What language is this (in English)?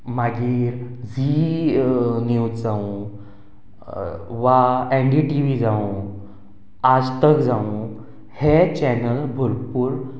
Konkani